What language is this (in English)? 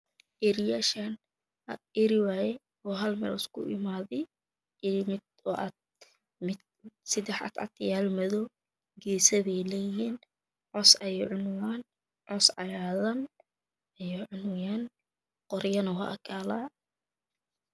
Somali